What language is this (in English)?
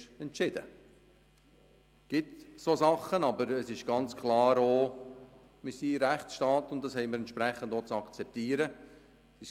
Swiss German